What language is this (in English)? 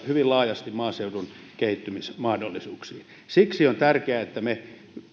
Finnish